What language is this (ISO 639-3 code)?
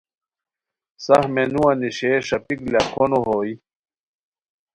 khw